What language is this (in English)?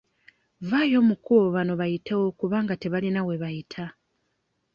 Ganda